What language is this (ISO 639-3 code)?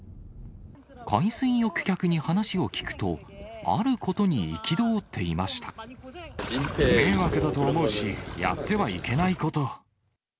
jpn